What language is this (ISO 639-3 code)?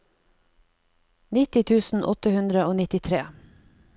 nor